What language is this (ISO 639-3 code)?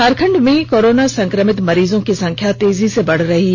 hin